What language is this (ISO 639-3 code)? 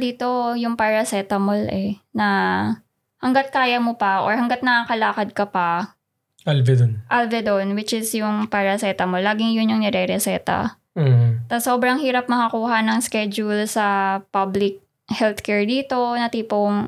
fil